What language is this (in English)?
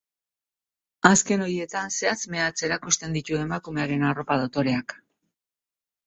Basque